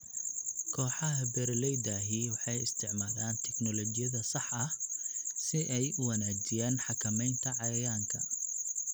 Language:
Somali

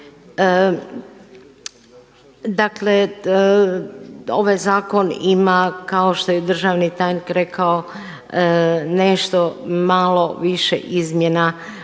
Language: Croatian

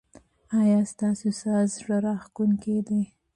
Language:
Pashto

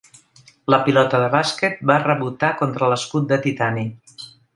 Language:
Catalan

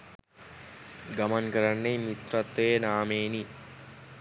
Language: Sinhala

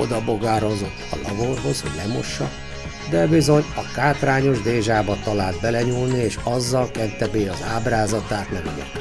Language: Hungarian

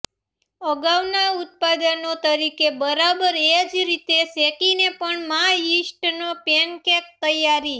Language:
Gujarati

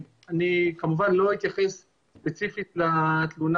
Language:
Hebrew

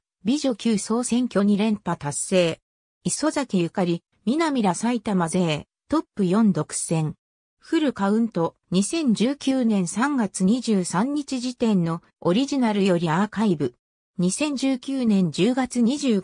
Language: Japanese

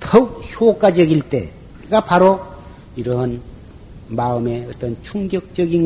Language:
Korean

